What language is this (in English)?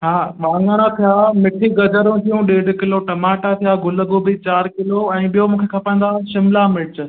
Sindhi